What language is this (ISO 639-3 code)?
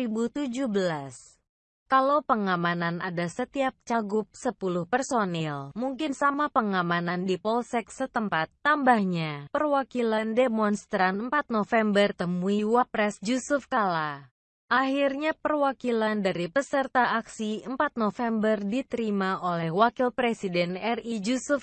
ind